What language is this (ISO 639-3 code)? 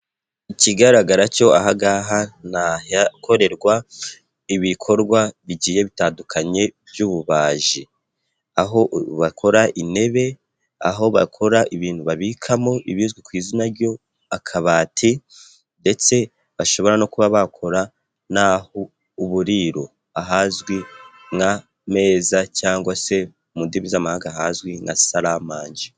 kin